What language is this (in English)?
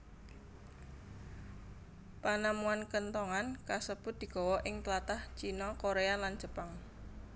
Javanese